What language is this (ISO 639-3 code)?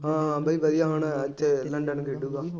pan